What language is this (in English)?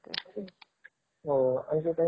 Marathi